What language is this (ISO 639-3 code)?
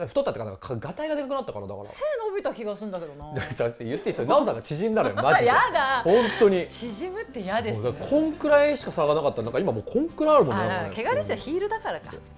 jpn